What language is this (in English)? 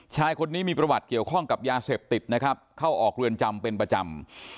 Thai